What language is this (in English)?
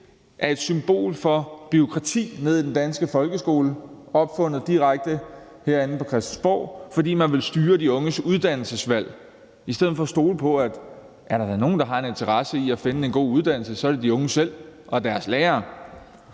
Danish